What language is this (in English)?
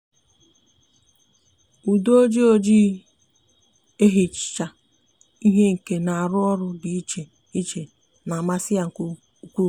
Igbo